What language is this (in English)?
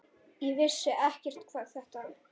Icelandic